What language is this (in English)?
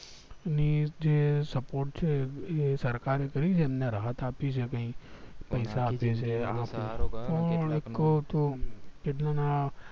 Gujarati